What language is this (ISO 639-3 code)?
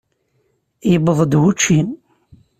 kab